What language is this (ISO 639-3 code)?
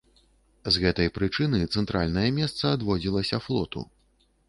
bel